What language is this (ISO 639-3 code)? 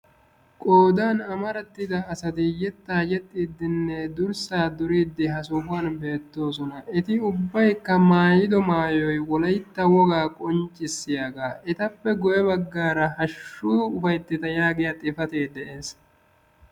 wal